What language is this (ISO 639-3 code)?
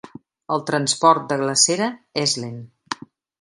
cat